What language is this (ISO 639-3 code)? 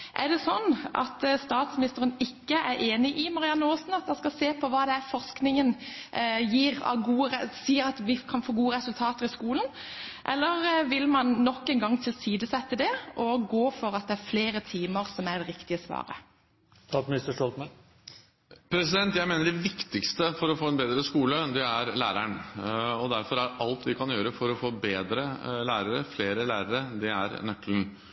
nob